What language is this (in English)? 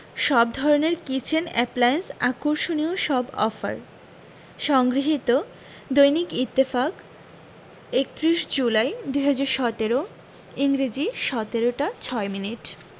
Bangla